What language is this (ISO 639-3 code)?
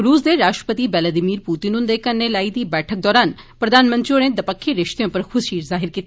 doi